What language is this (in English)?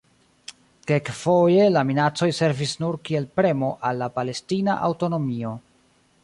Esperanto